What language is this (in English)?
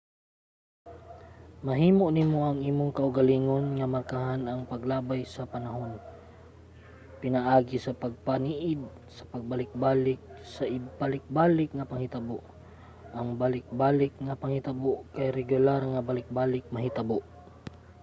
Cebuano